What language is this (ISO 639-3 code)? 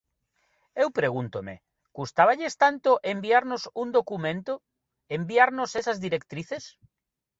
glg